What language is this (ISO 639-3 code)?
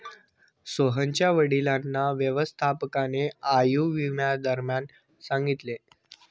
mar